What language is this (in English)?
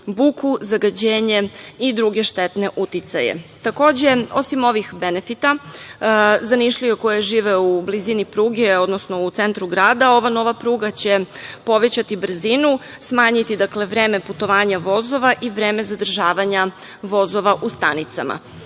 Serbian